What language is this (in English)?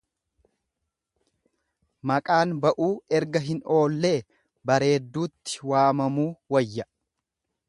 Oromo